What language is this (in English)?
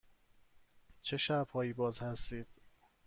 Persian